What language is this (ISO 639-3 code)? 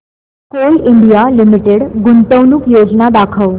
mar